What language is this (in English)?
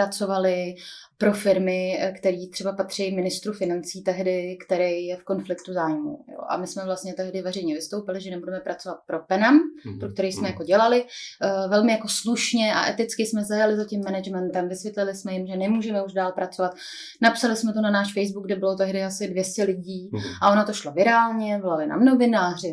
Czech